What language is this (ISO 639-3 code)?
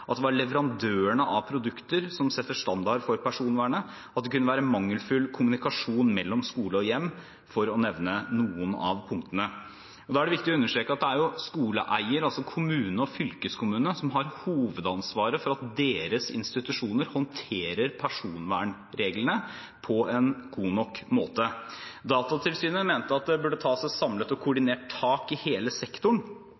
nob